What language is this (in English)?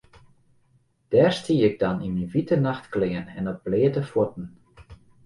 Western Frisian